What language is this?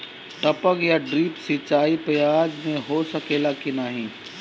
Bhojpuri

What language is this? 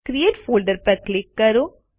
Gujarati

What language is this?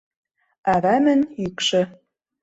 Mari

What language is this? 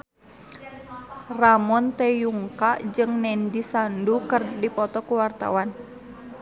Sundanese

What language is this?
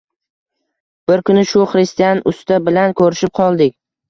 Uzbek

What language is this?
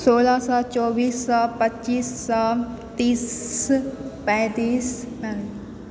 Maithili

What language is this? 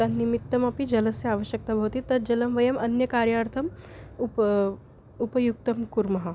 Sanskrit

